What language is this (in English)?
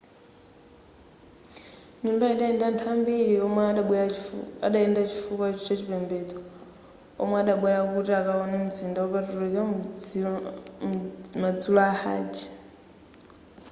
Nyanja